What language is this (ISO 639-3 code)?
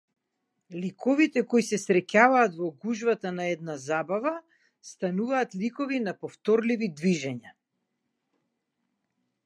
mkd